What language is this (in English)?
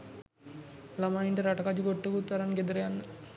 Sinhala